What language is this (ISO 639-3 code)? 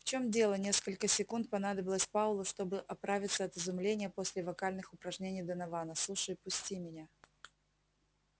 rus